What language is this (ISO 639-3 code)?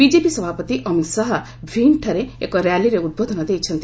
ori